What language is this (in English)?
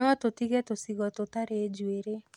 Kikuyu